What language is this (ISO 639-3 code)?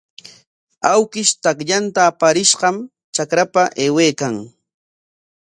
qwa